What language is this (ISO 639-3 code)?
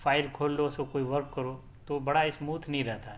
urd